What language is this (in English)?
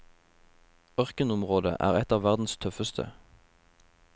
Norwegian